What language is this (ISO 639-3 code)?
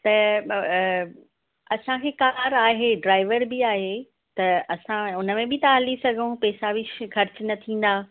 snd